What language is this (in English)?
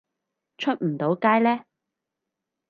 Cantonese